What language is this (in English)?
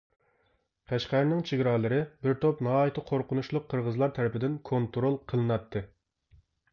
Uyghur